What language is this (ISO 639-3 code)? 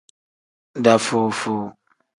kdh